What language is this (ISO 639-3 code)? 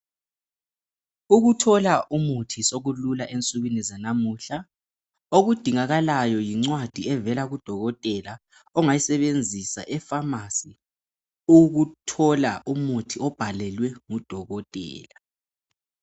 nde